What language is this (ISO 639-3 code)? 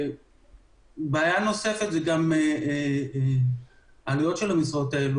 heb